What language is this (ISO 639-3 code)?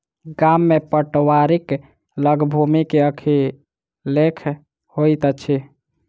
mai